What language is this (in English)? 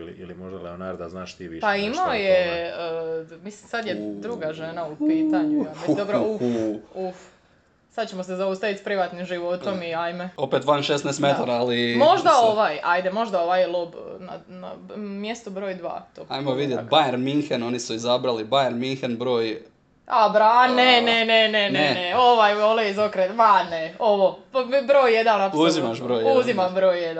Croatian